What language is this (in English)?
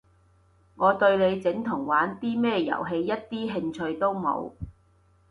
Cantonese